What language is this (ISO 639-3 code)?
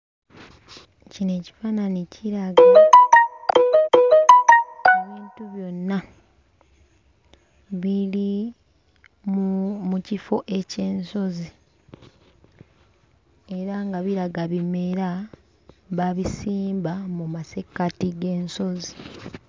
lug